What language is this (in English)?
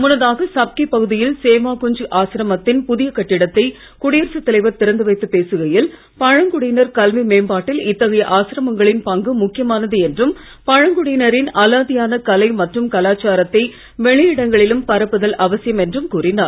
Tamil